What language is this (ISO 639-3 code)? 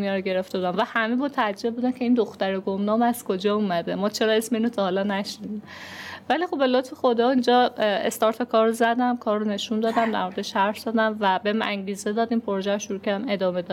fas